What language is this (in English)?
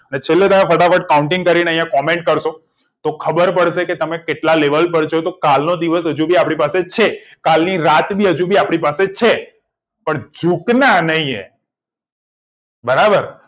Gujarati